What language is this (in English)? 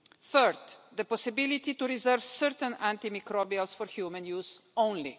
English